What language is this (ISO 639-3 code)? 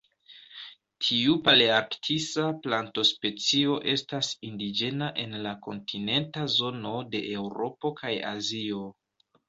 epo